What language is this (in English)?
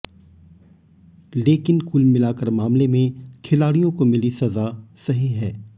Hindi